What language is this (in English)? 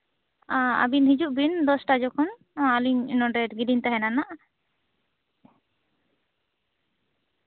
Santali